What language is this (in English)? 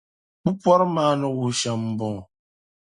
Dagbani